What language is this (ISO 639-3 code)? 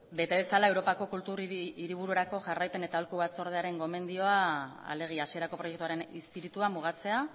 eus